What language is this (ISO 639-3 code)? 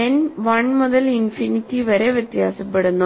mal